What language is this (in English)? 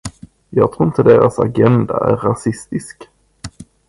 Swedish